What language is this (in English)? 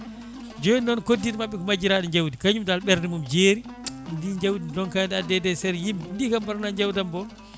Fula